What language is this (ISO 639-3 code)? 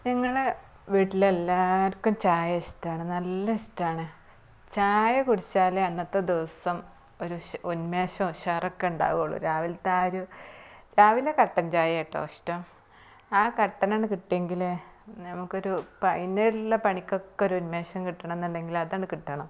mal